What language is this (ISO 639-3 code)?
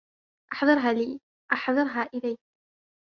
ara